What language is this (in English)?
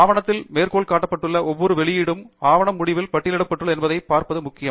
Tamil